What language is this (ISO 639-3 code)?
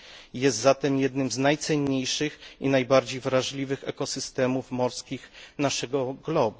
pol